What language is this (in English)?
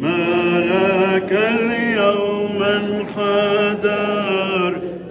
Arabic